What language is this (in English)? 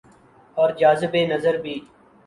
Urdu